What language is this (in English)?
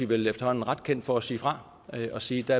Danish